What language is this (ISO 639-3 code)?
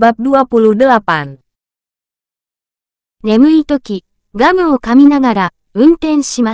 ind